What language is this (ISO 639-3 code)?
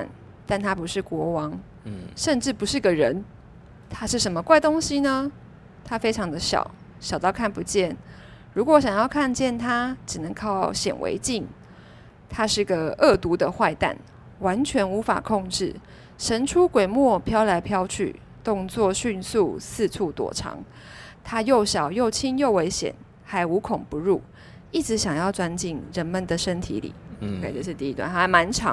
zho